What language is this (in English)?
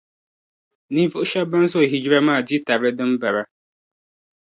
Dagbani